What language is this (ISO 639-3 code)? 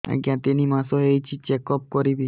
ori